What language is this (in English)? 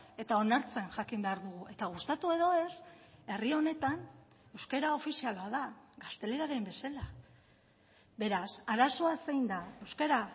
Basque